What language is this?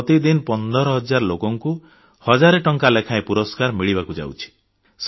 Odia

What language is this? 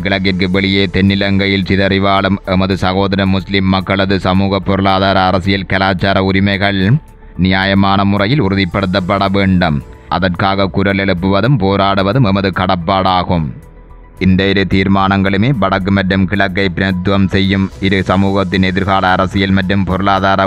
Romanian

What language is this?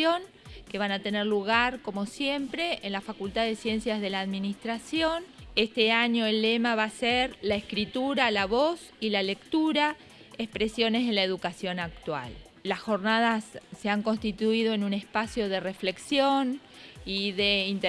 Spanish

